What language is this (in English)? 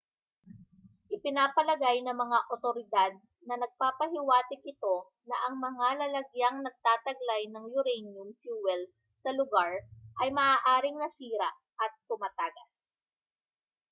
Filipino